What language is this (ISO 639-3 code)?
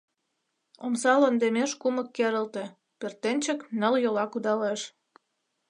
chm